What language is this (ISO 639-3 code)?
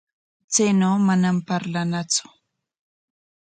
qwa